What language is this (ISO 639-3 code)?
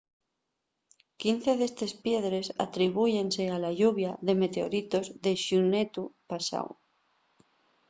ast